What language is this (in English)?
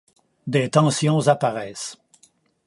French